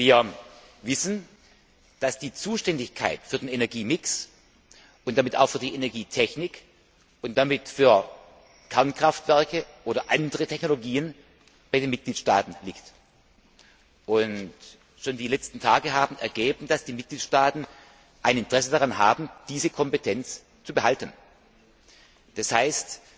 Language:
German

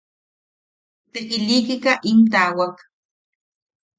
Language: Yaqui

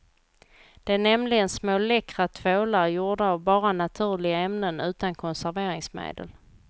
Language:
Swedish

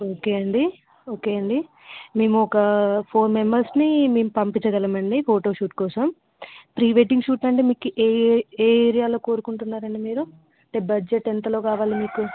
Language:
Telugu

